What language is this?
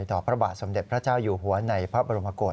Thai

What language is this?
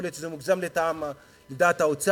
Hebrew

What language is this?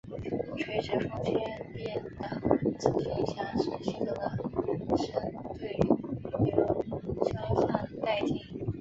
Chinese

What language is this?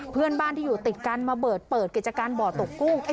Thai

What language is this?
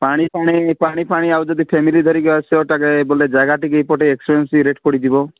Odia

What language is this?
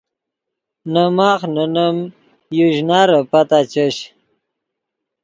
Yidgha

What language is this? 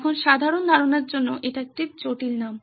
Bangla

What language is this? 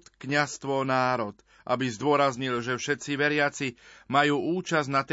Slovak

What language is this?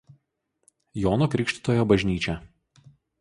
Lithuanian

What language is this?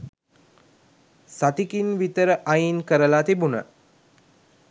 Sinhala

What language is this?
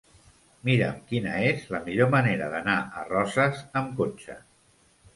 Catalan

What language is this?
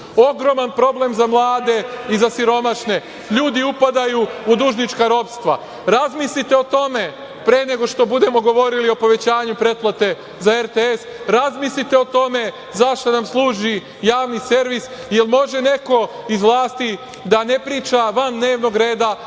Serbian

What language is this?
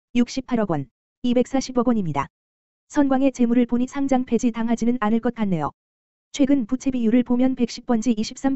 Korean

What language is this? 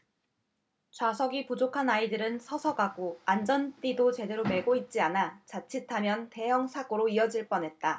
Korean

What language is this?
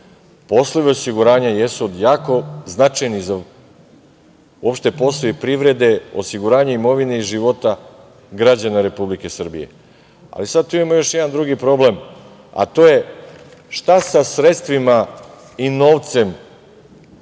Serbian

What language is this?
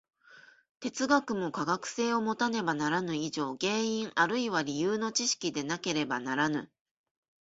Japanese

